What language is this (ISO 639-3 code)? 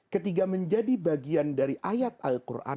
ind